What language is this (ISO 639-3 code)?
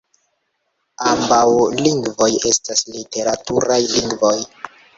epo